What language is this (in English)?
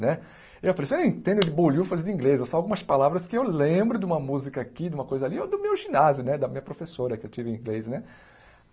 Portuguese